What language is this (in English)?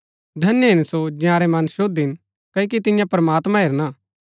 Gaddi